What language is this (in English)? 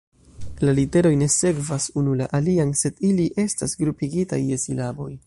Esperanto